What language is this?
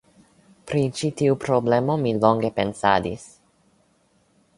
Esperanto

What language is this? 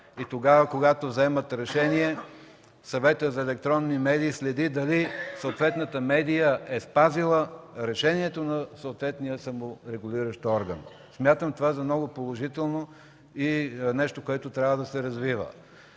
Bulgarian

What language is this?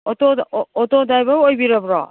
Manipuri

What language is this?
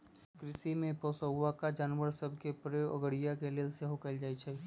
Magahi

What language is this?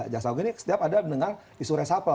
Indonesian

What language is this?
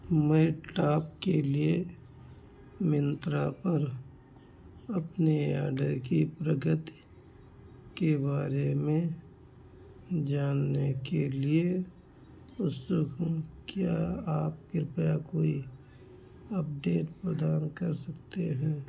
Hindi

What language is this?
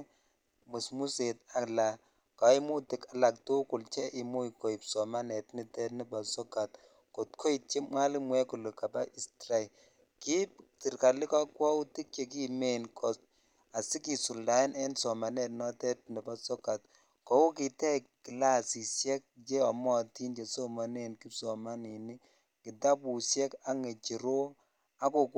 Kalenjin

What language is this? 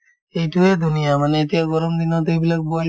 Assamese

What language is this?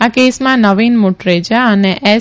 Gujarati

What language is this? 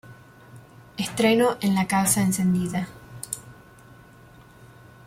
Spanish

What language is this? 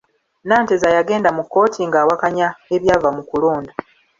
Ganda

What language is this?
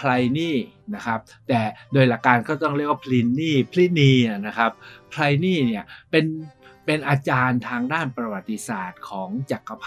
Thai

